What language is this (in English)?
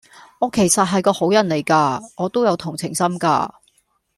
Cantonese